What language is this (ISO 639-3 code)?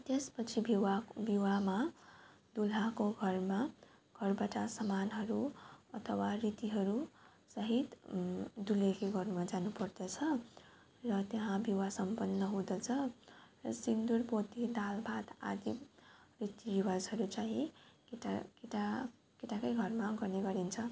nep